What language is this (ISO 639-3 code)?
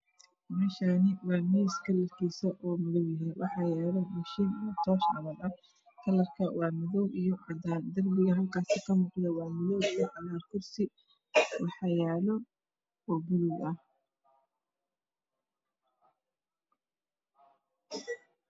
som